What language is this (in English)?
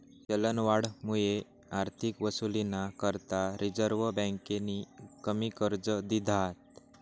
Marathi